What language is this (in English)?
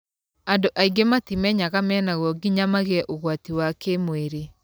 Kikuyu